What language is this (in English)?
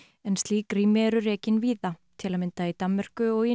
Icelandic